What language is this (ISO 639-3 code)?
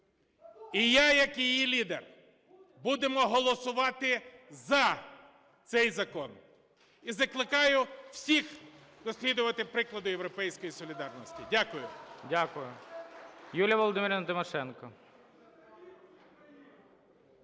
ukr